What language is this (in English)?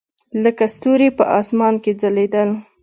Pashto